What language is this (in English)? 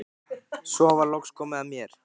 Icelandic